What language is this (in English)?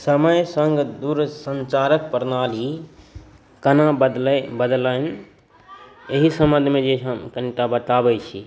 Maithili